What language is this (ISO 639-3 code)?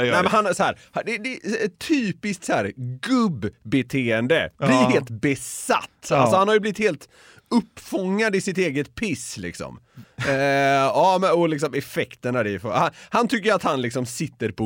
swe